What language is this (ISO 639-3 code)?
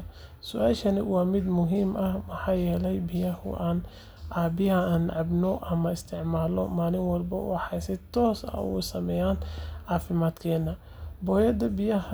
som